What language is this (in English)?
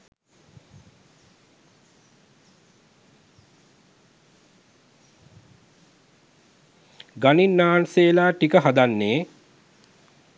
Sinhala